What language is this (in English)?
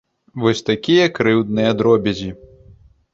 Belarusian